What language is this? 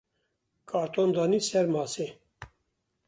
Kurdish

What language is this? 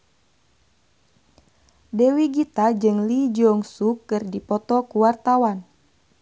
Sundanese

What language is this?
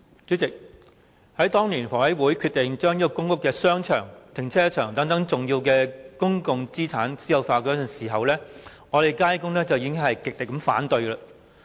Cantonese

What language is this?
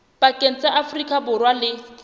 Southern Sotho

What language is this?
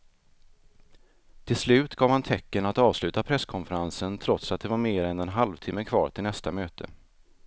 Swedish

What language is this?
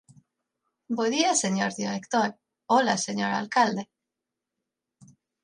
Galician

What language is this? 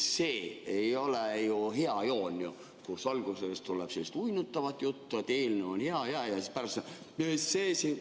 Estonian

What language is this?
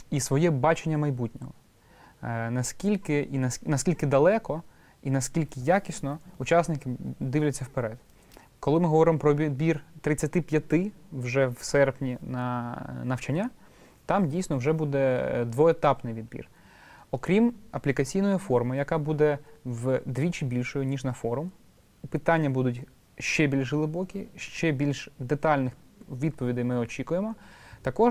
Ukrainian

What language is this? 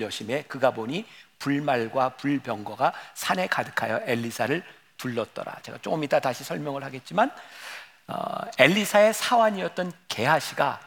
Korean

